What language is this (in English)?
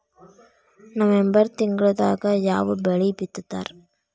Kannada